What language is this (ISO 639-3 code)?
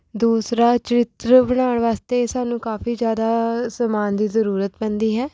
pan